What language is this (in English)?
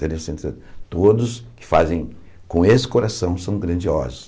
Portuguese